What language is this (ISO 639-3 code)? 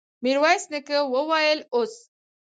pus